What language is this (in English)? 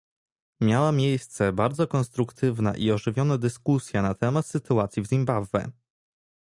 Polish